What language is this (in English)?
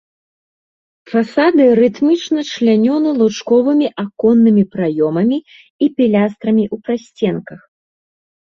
Belarusian